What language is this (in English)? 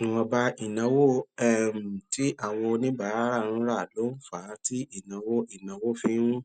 Yoruba